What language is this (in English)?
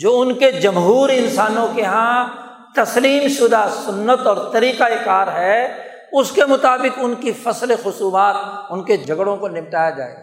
Urdu